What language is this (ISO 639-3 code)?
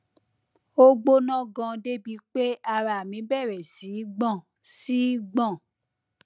yor